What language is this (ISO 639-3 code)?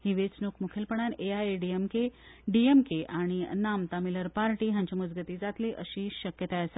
kok